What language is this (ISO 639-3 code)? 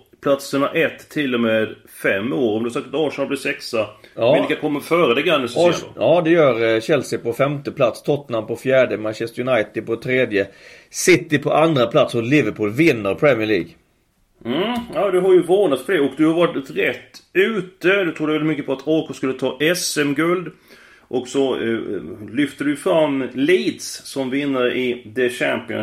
swe